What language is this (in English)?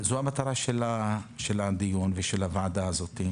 Hebrew